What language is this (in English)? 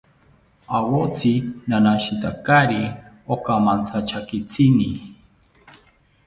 South Ucayali Ashéninka